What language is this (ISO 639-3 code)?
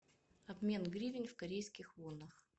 rus